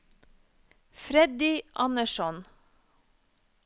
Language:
Norwegian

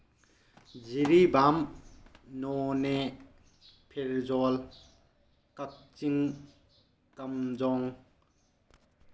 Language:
Manipuri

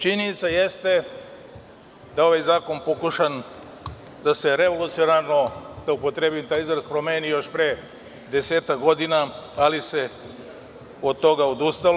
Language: Serbian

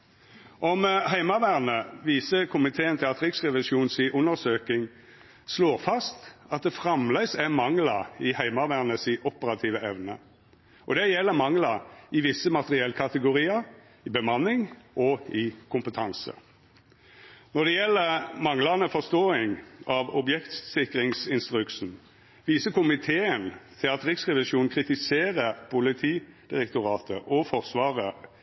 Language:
Norwegian Nynorsk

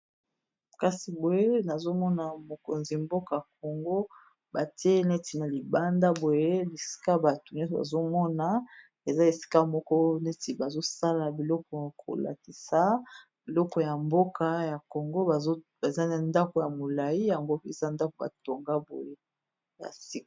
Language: Lingala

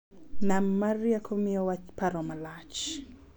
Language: Luo (Kenya and Tanzania)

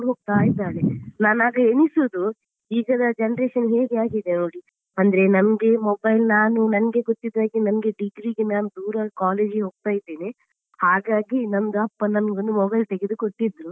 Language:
Kannada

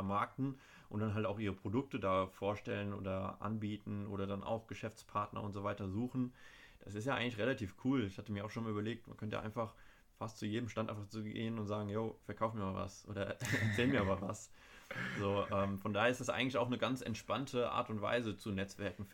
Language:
German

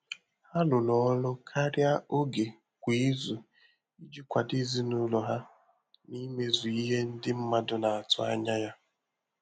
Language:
Igbo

